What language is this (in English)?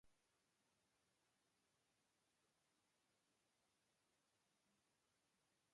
Serbian